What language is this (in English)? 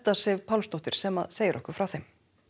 Icelandic